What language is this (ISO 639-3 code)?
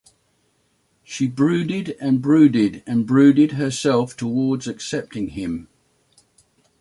eng